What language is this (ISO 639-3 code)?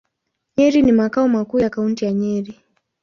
swa